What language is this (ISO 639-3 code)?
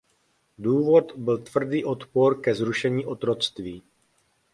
ces